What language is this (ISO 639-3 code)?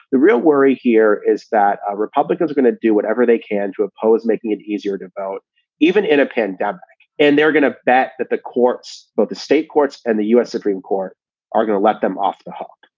eng